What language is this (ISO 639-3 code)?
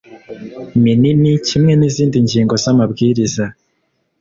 kin